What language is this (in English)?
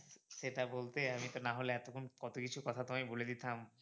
Bangla